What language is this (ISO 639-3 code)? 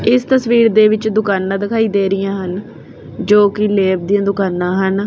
pan